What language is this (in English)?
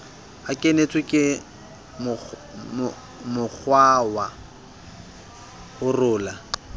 Southern Sotho